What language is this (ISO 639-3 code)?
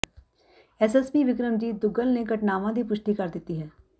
pan